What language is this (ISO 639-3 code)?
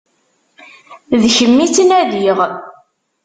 kab